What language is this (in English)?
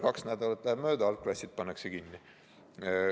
Estonian